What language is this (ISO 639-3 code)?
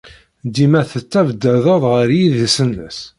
kab